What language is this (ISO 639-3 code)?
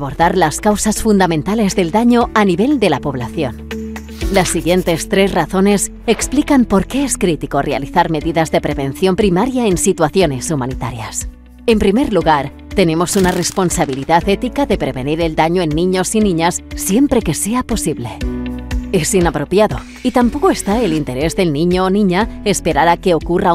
spa